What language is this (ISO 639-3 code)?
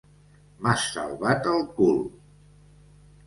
cat